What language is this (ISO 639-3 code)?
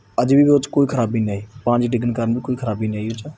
pan